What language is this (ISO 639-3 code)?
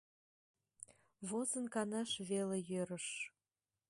chm